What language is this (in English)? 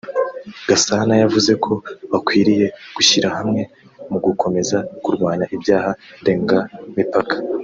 Kinyarwanda